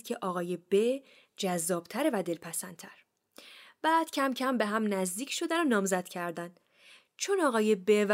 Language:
Persian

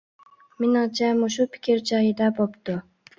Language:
Uyghur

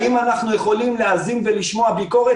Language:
Hebrew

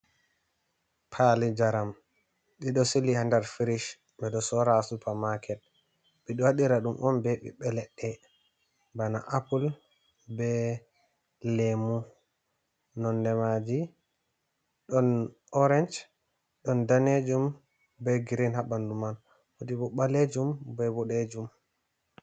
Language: Fula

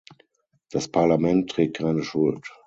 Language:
German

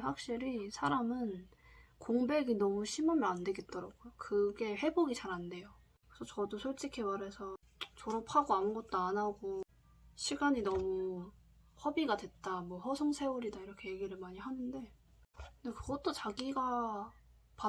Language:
Korean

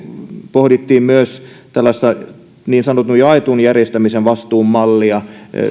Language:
Finnish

